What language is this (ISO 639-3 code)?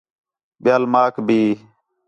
xhe